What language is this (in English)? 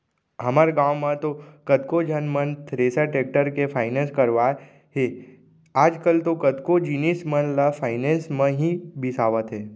Chhattisgarhi